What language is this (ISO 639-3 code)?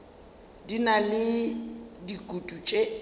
nso